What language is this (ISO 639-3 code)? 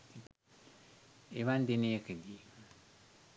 sin